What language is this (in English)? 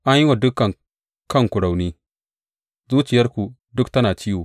Hausa